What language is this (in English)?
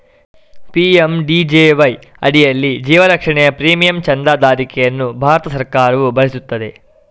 Kannada